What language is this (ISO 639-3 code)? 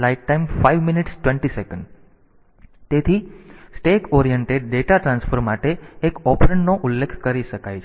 guj